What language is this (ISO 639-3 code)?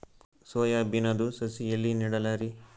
kan